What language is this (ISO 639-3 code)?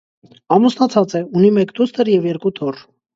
hye